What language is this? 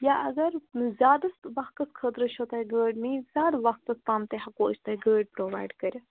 Kashmiri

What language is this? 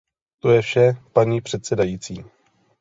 Czech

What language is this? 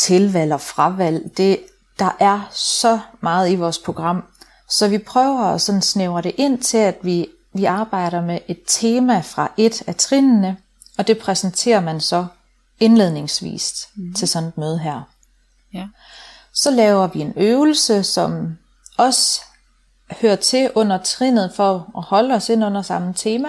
Danish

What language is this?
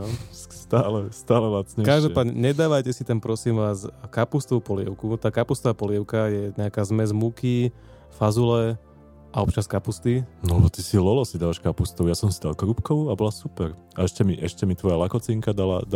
Slovak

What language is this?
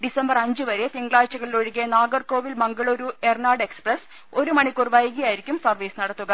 Malayalam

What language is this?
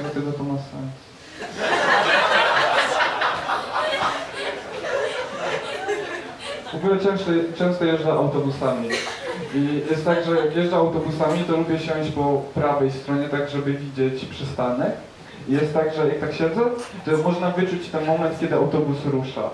Polish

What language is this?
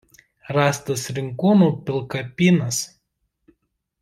Lithuanian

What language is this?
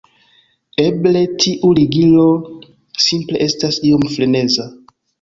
Esperanto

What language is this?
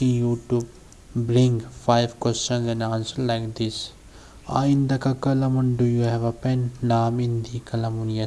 English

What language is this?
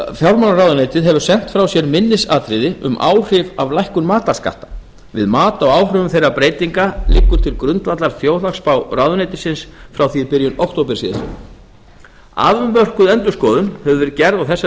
Icelandic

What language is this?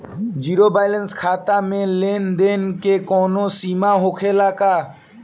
Bhojpuri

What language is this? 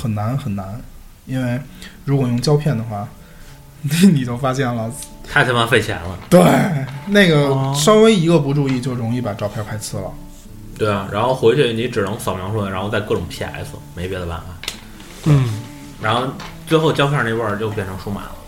Chinese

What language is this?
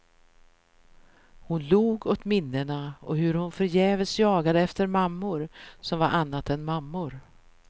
Swedish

